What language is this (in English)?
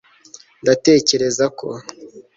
Kinyarwanda